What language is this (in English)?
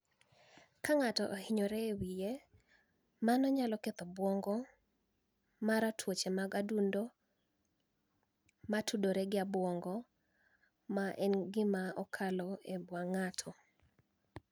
Luo (Kenya and Tanzania)